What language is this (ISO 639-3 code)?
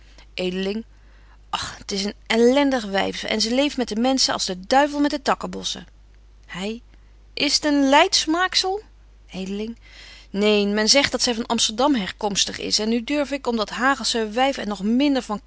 nld